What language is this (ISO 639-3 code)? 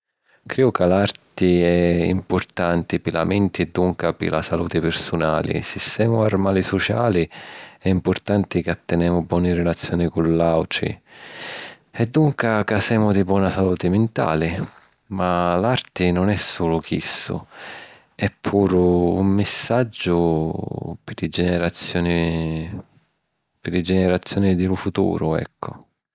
scn